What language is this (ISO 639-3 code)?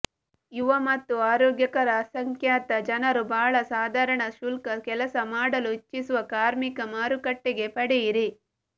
kan